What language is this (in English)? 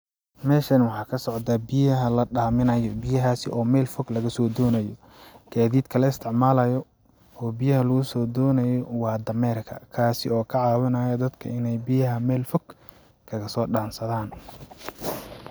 Somali